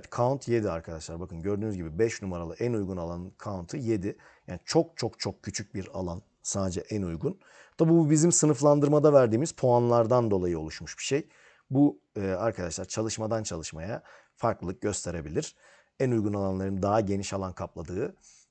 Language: Turkish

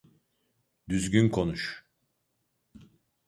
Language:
Turkish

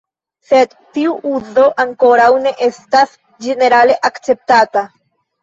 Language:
Esperanto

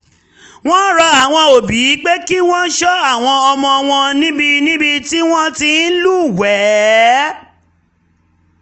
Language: Yoruba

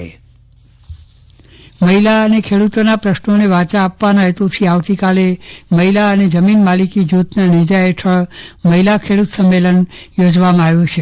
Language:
Gujarati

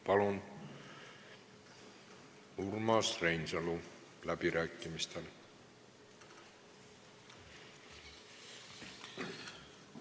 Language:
Estonian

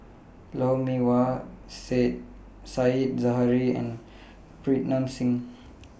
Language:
English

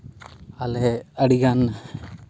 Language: Santali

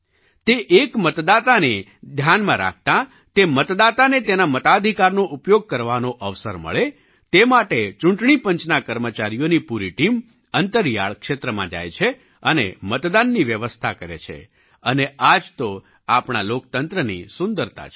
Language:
Gujarati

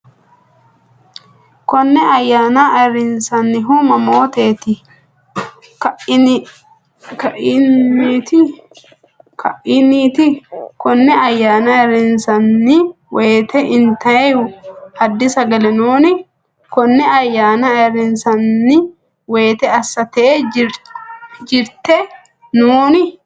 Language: Sidamo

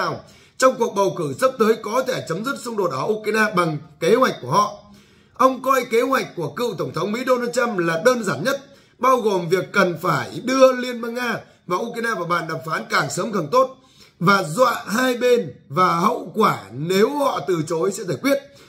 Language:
Vietnamese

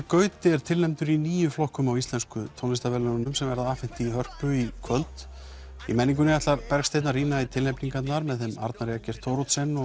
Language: Icelandic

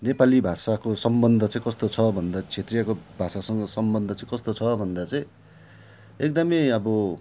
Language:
Nepali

